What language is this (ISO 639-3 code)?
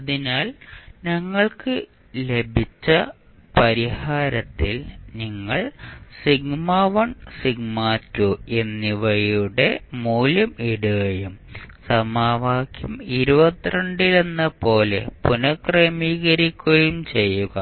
mal